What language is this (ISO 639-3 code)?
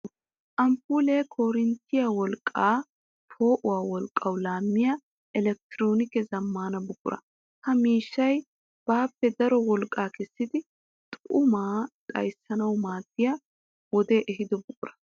wal